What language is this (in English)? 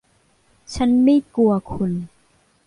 Thai